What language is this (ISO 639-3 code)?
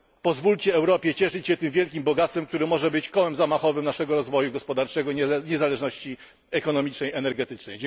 pol